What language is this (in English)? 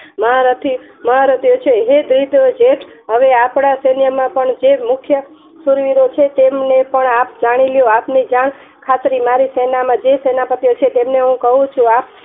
Gujarati